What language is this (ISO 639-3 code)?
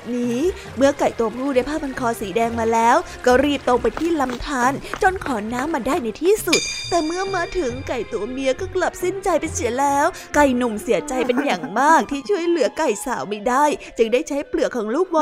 tha